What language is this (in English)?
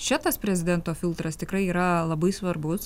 Lithuanian